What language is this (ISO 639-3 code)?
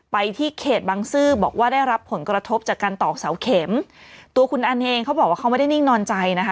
tha